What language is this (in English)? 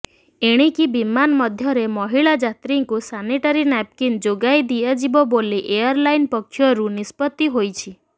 Odia